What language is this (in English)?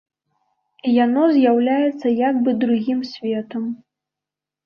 Belarusian